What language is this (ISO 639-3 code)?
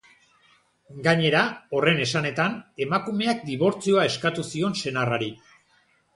eus